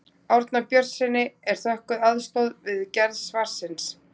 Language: Icelandic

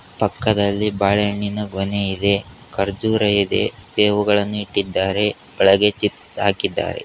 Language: Kannada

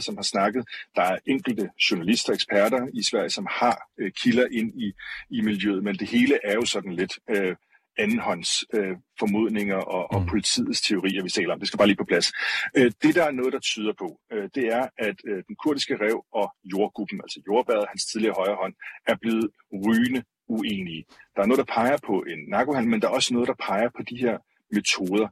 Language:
Danish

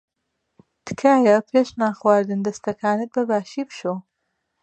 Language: Central Kurdish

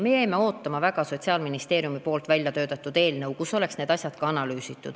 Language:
Estonian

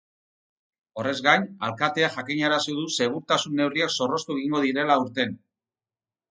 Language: Basque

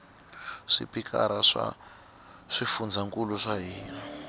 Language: Tsonga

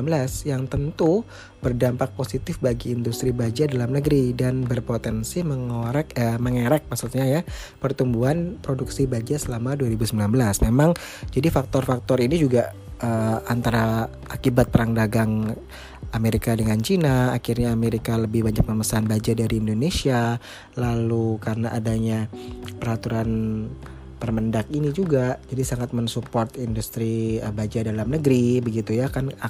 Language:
Indonesian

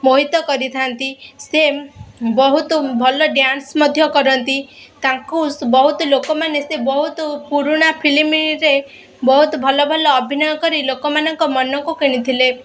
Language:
Odia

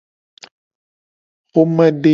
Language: Gen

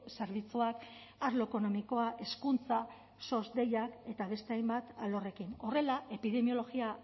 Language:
Basque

